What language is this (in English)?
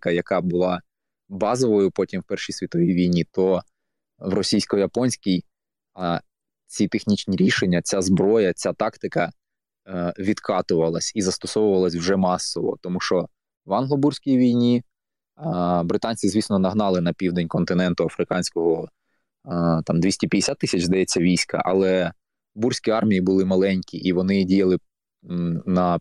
Ukrainian